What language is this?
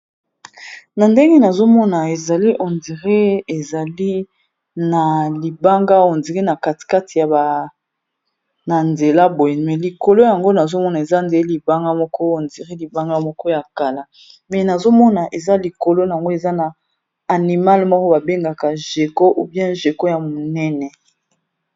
Lingala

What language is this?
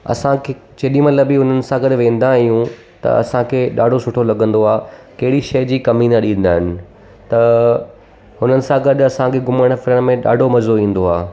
Sindhi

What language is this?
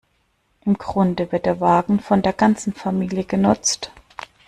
German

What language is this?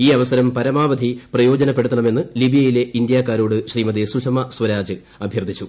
Malayalam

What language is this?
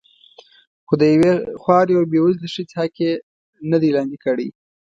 Pashto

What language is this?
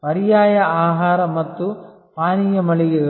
Kannada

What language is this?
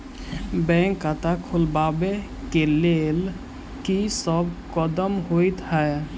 Maithili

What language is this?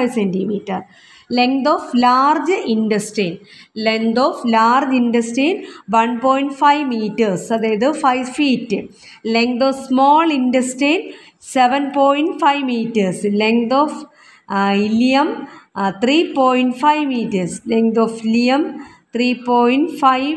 Malayalam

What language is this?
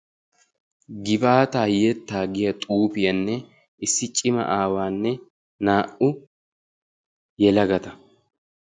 Wolaytta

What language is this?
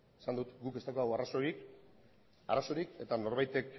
Basque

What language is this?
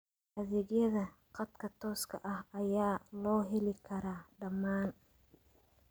Somali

